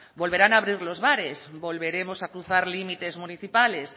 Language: Spanish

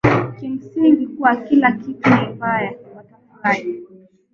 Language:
Swahili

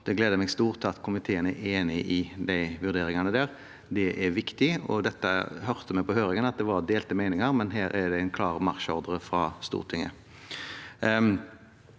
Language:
Norwegian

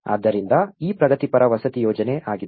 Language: Kannada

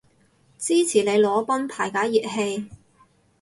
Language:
Cantonese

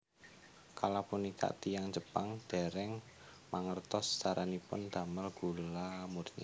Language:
Javanese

